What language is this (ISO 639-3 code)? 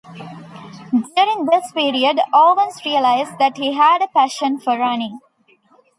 eng